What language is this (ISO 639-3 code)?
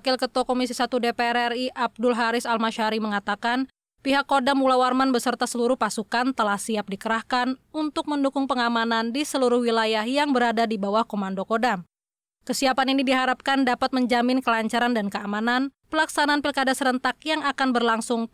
ind